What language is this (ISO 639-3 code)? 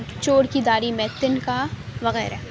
urd